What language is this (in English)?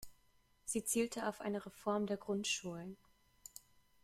German